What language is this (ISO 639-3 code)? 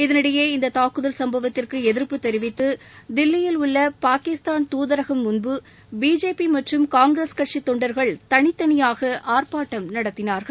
tam